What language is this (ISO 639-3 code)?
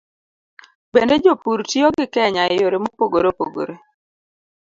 luo